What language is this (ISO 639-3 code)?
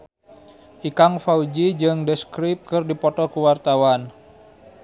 sun